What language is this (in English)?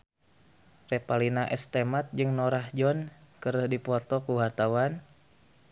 Sundanese